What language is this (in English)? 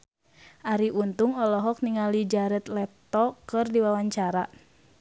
Sundanese